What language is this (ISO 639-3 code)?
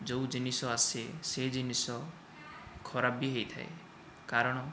ori